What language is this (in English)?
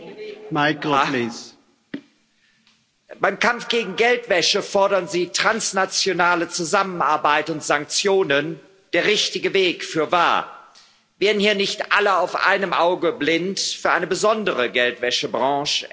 German